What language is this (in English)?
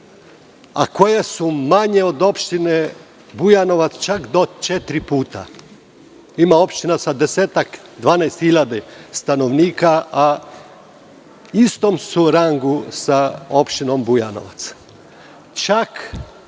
Serbian